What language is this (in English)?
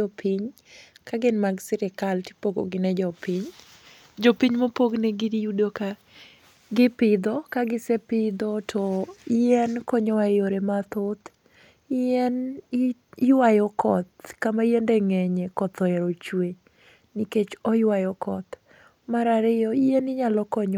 Luo (Kenya and Tanzania)